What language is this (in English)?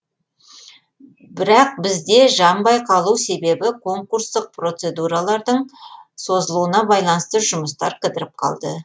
Kazakh